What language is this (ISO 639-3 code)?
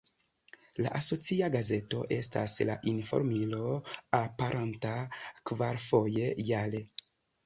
epo